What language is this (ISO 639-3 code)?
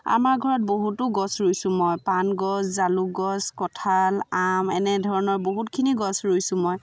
asm